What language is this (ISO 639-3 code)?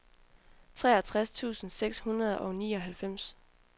dan